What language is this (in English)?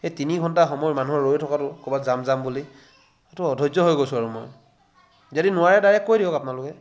Assamese